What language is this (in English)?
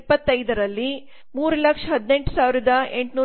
Kannada